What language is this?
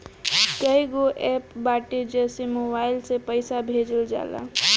Bhojpuri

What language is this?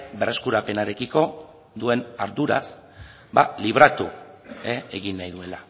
Basque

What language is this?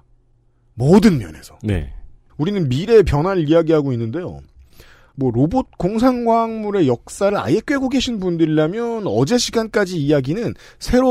Korean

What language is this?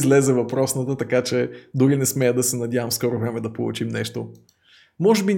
Bulgarian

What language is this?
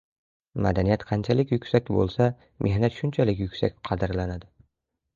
Uzbek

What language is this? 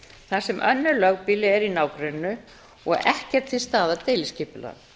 Icelandic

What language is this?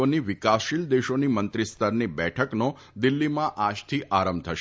Gujarati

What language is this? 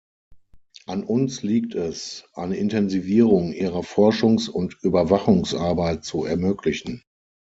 German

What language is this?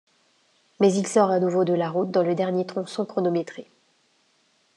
French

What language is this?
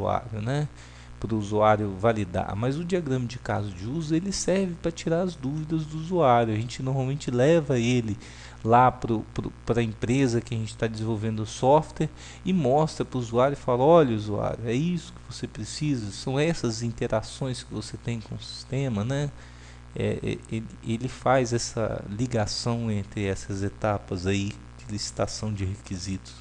Portuguese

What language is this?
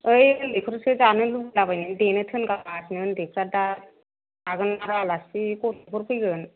Bodo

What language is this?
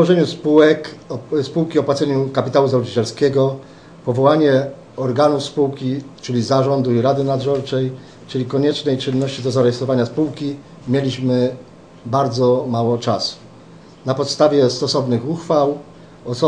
Polish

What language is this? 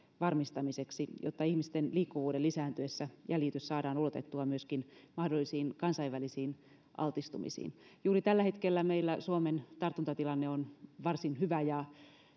Finnish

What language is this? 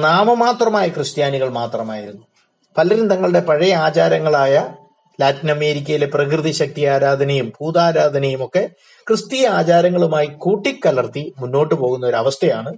Malayalam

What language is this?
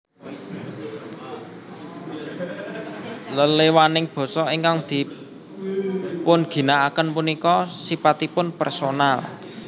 Javanese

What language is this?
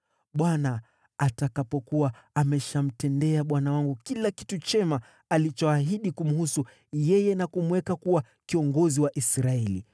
Swahili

